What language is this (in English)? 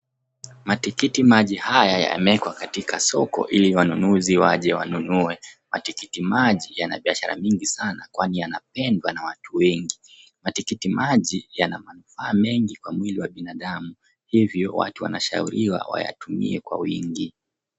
Swahili